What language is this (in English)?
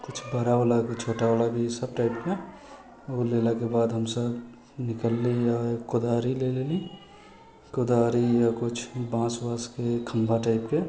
Maithili